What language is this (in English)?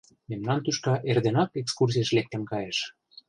Mari